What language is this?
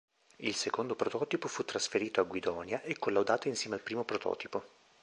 Italian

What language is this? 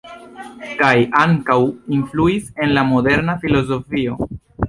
Esperanto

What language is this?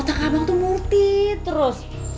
Indonesian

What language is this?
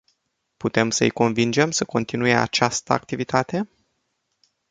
Romanian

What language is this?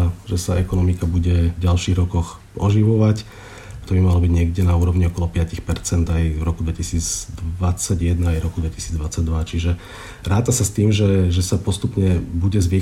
Slovak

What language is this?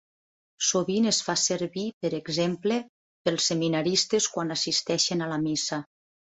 Catalan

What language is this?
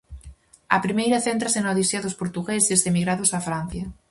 Galician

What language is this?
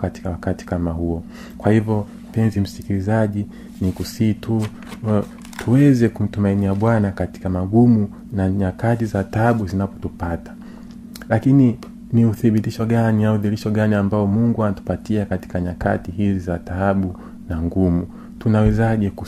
Swahili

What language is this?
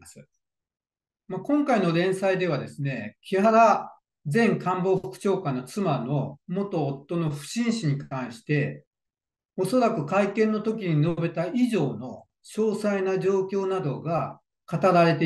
Japanese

